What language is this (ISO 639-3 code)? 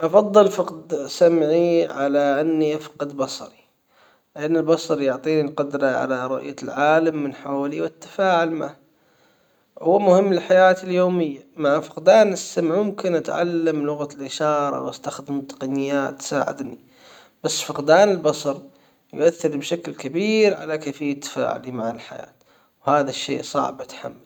acw